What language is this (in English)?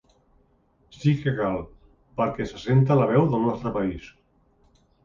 Catalan